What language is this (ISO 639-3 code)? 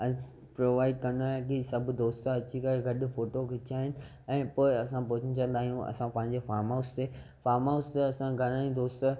snd